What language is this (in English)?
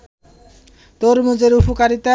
Bangla